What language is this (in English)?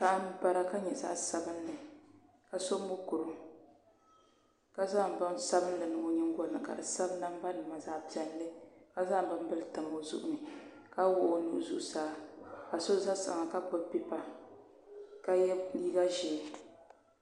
Dagbani